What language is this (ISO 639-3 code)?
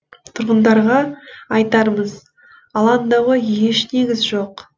kaz